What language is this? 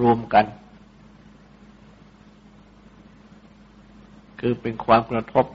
Thai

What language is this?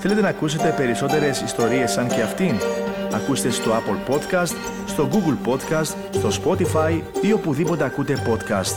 Greek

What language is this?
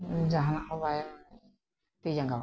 Santali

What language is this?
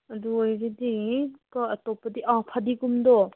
Manipuri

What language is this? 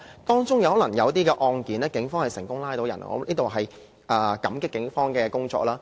Cantonese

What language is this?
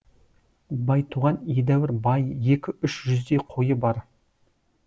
Kazakh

